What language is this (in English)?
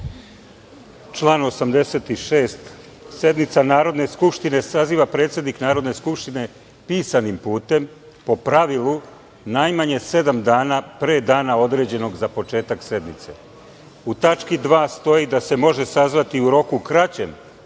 Serbian